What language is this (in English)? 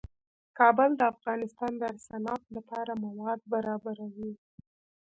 Pashto